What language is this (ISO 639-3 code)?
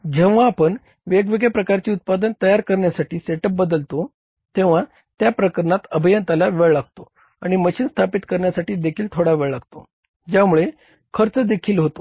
mar